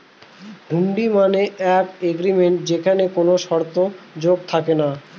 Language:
Bangla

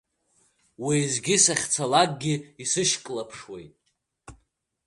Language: Abkhazian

